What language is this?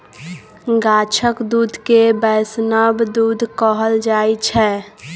Maithili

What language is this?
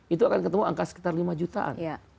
Indonesian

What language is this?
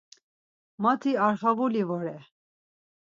Laz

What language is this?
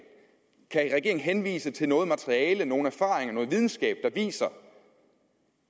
Danish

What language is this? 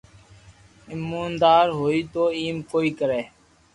Loarki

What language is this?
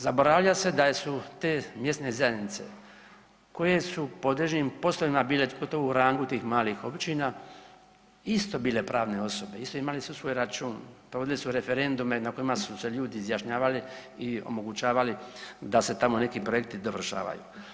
Croatian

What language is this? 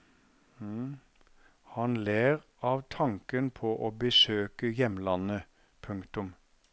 Norwegian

